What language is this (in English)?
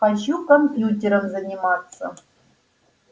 Russian